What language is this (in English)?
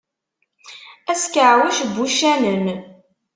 Kabyle